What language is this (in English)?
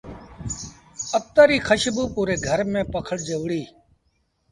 Sindhi Bhil